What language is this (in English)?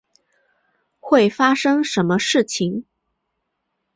Chinese